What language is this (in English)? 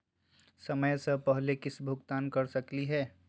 Magahi